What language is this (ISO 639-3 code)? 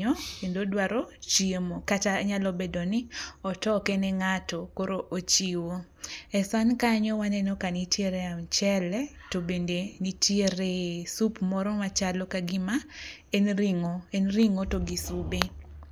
luo